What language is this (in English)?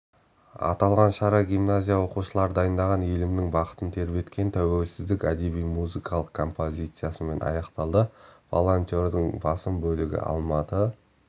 Kazakh